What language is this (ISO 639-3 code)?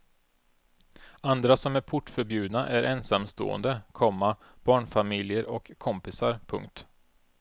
swe